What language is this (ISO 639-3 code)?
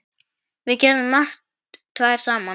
isl